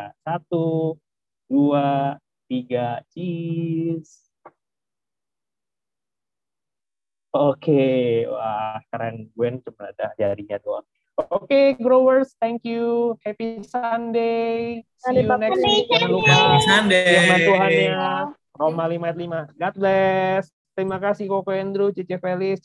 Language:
Indonesian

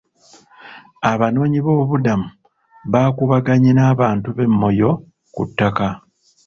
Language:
Ganda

